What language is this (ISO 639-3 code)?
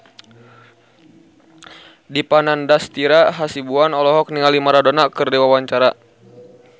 sun